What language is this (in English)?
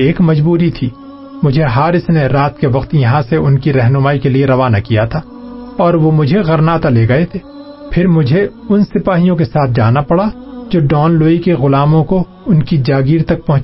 Urdu